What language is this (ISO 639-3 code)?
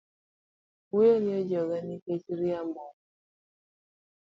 luo